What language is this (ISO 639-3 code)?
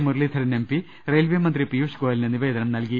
mal